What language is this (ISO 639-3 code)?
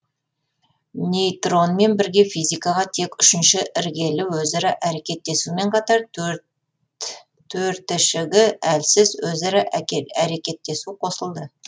kaz